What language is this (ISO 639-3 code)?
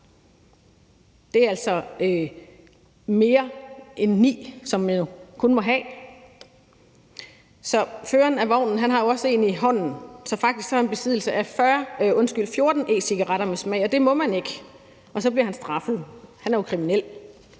dan